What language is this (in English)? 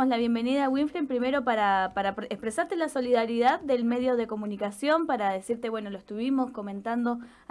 Spanish